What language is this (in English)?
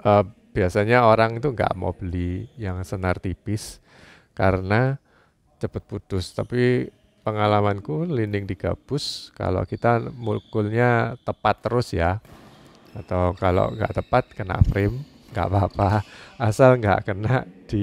Indonesian